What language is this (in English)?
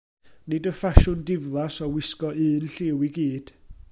Welsh